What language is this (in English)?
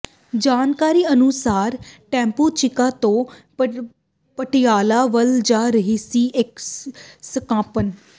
Punjabi